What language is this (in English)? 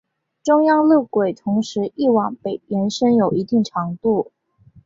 Chinese